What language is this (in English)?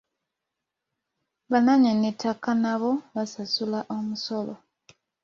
Ganda